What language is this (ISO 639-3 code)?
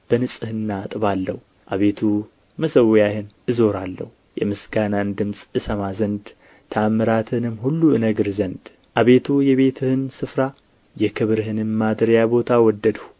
amh